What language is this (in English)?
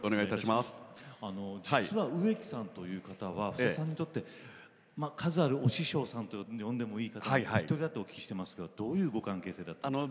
Japanese